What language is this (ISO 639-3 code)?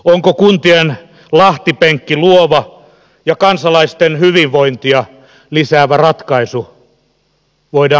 fin